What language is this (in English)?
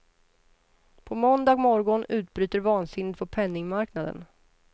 Swedish